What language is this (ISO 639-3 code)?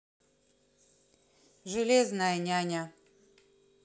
rus